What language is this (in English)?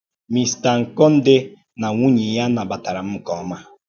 Igbo